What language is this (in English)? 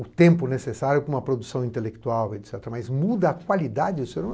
Portuguese